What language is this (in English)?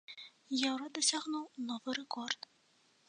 Belarusian